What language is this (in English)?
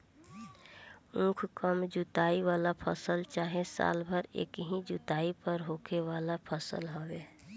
Bhojpuri